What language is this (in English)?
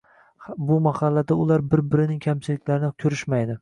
Uzbek